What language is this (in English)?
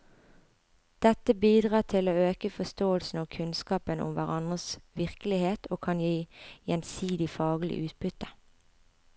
Norwegian